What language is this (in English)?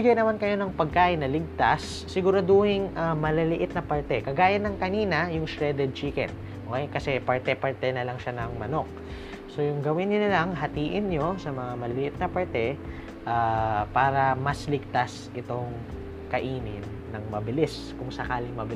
Filipino